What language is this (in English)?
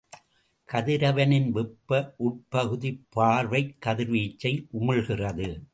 Tamil